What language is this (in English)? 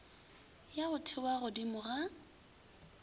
Northern Sotho